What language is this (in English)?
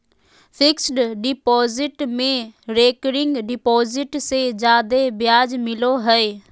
Magahi